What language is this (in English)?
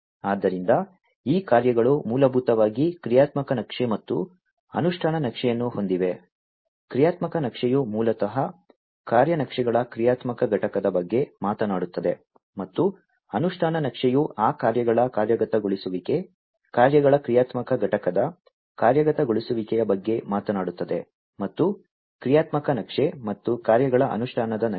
Kannada